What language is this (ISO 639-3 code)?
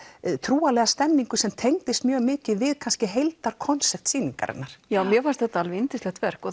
isl